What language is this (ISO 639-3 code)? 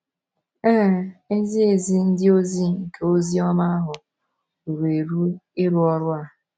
ibo